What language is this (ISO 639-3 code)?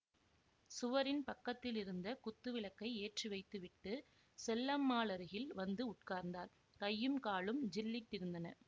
tam